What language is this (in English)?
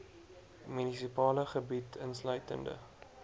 Afrikaans